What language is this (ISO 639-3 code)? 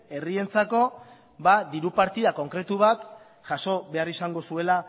eus